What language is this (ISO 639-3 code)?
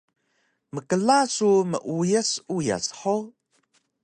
trv